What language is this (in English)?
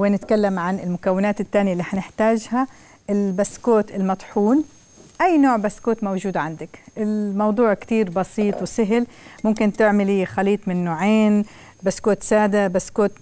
Arabic